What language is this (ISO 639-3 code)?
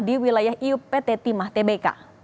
ind